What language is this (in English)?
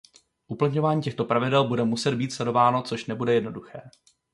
Czech